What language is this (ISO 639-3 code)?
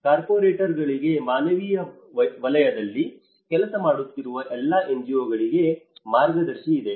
kan